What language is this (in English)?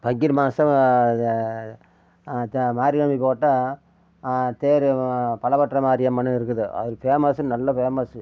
Tamil